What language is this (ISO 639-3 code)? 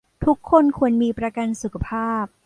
tha